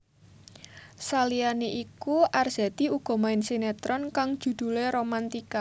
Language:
Javanese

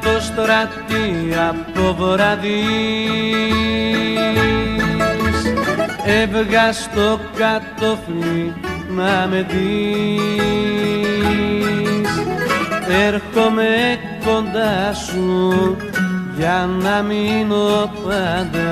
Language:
Greek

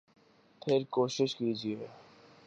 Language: Urdu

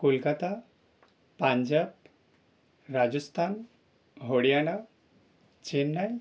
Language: Bangla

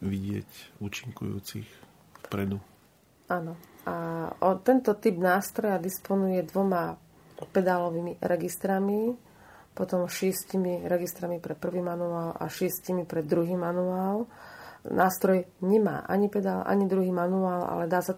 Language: Slovak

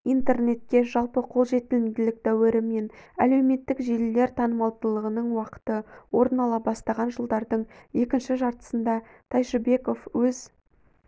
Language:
Kazakh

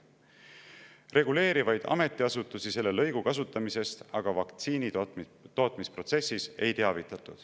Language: Estonian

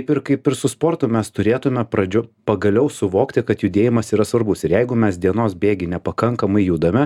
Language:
Lithuanian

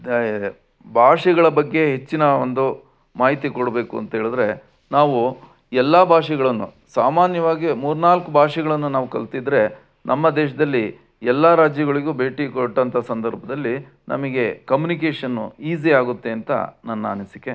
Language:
Kannada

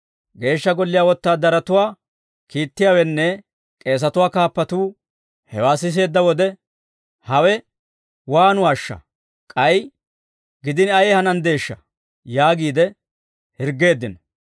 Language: Dawro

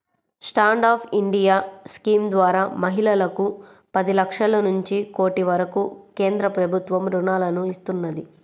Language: Telugu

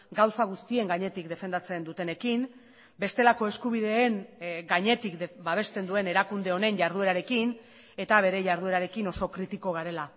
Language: Basque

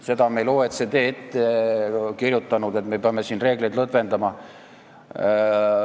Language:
Estonian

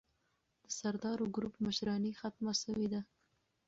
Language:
Pashto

